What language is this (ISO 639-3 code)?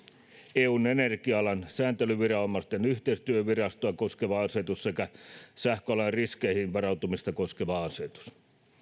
fin